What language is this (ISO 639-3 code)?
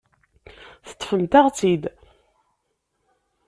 kab